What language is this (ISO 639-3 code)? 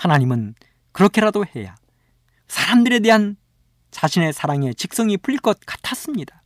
kor